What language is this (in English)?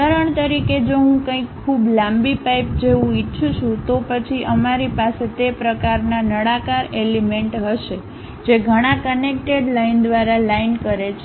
Gujarati